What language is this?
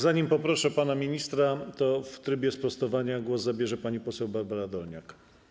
Polish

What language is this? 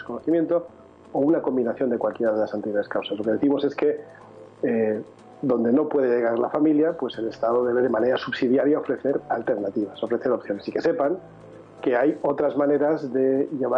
Spanish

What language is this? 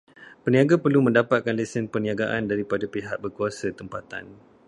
Malay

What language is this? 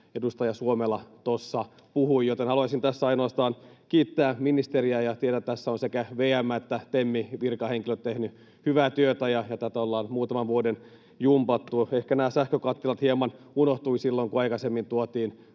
Finnish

